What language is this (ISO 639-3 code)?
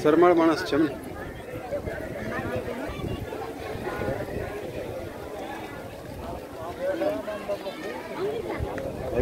ara